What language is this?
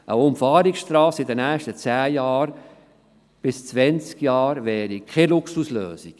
Swiss German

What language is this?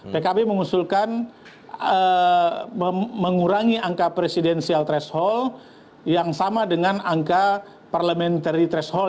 Indonesian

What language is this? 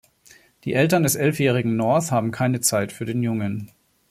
German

